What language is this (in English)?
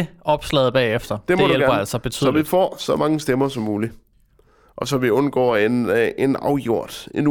Danish